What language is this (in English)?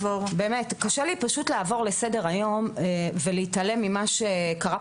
Hebrew